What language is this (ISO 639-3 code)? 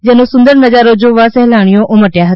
guj